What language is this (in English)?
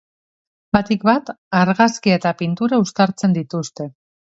Basque